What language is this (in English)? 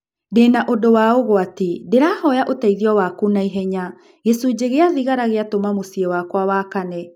Kikuyu